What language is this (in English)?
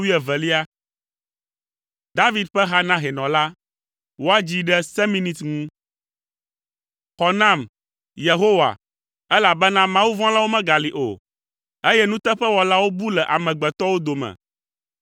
Ewe